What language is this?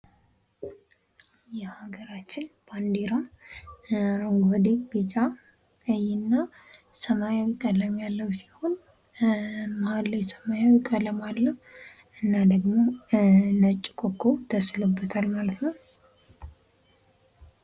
Amharic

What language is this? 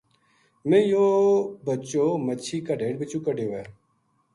Gujari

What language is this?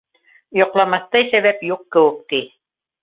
Bashkir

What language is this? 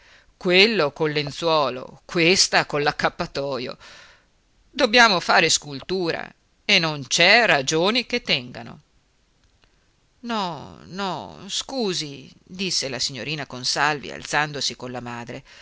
Italian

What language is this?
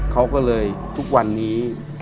Thai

